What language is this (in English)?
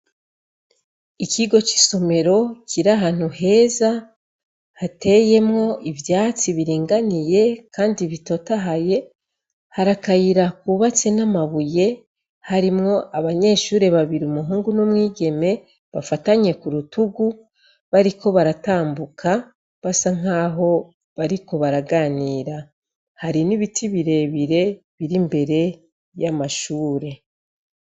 Rundi